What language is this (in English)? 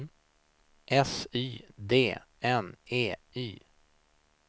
Swedish